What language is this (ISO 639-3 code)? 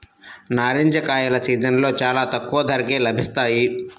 tel